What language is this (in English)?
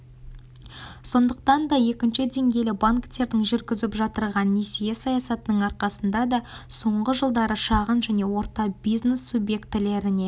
Kazakh